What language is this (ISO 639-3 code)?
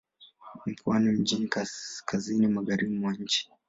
swa